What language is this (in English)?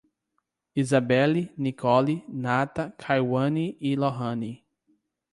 Portuguese